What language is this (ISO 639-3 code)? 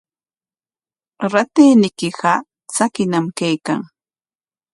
qwa